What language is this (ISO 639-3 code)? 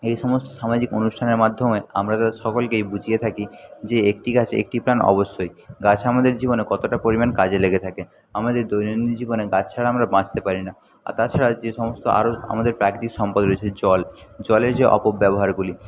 ben